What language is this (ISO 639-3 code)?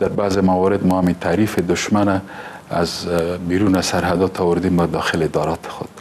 fas